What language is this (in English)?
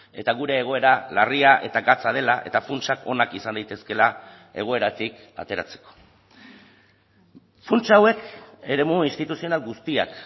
Basque